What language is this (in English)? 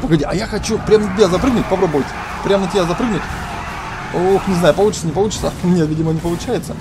Russian